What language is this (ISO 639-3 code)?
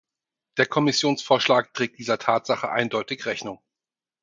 deu